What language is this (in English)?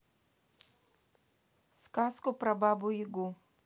Russian